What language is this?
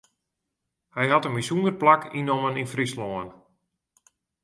Western Frisian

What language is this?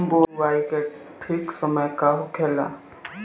Bhojpuri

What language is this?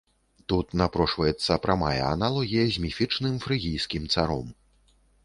Belarusian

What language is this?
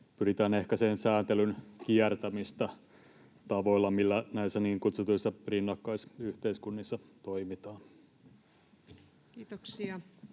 Finnish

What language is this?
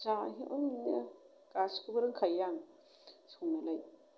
Bodo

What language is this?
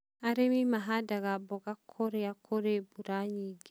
Kikuyu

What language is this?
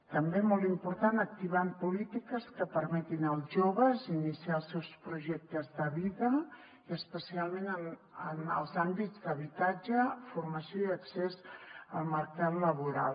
Catalan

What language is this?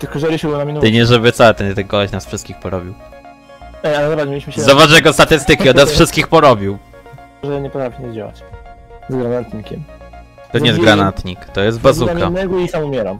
Polish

